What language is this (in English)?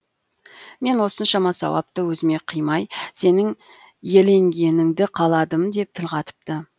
Kazakh